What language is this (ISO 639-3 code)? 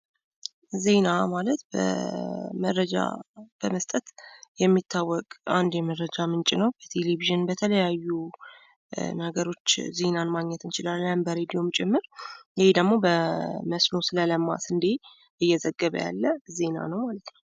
amh